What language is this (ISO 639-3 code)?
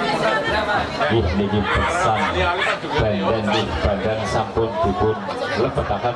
ind